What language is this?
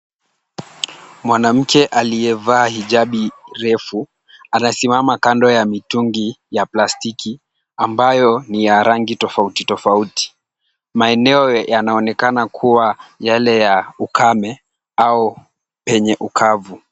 Swahili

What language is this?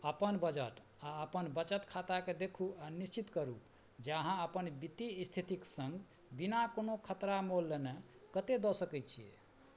Maithili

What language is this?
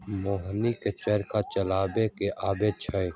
Magahi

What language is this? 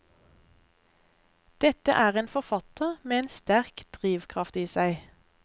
Norwegian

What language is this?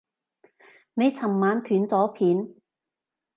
Cantonese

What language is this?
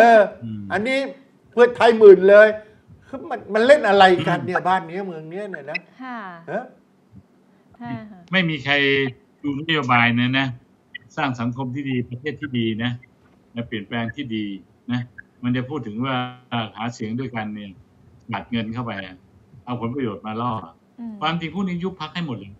Thai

